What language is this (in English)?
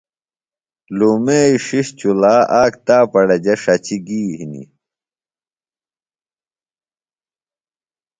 Phalura